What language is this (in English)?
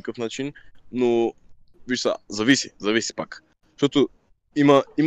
Bulgarian